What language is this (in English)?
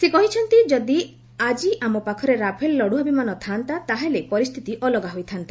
Odia